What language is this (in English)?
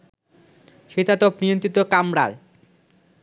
Bangla